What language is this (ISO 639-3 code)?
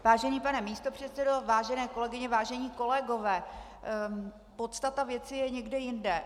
ces